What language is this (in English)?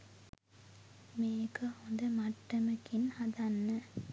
Sinhala